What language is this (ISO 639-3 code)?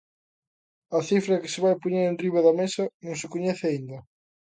glg